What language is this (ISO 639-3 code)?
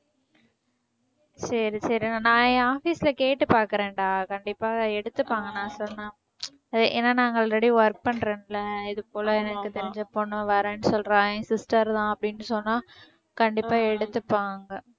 tam